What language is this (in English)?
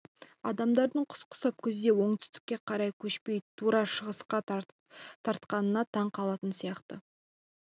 Kazakh